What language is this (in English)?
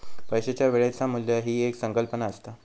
Marathi